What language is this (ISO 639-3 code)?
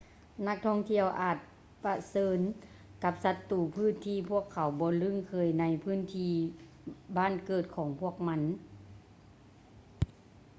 lao